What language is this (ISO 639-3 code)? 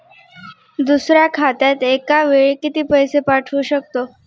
mar